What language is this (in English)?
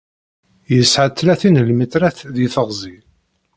Kabyle